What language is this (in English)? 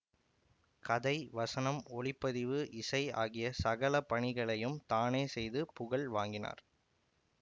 Tamil